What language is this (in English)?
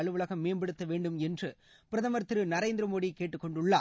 Tamil